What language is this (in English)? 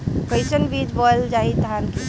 Bhojpuri